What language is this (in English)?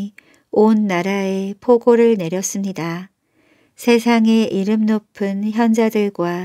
Korean